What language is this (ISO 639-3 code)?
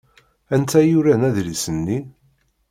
kab